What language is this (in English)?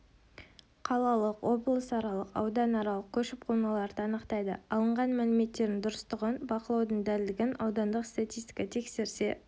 Kazakh